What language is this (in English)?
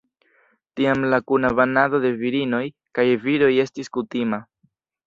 Esperanto